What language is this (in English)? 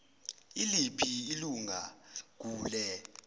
Zulu